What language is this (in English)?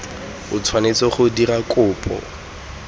Tswana